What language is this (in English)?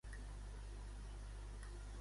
Catalan